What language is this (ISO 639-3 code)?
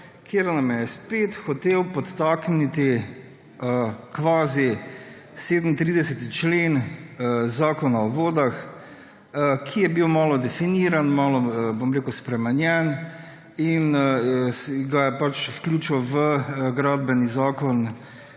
slv